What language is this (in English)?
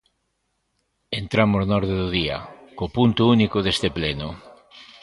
Galician